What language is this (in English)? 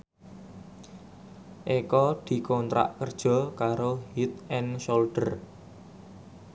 Javanese